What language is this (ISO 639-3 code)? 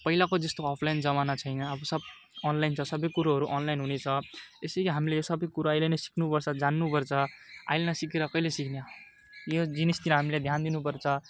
nep